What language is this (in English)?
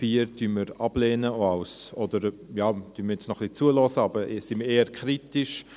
Swiss German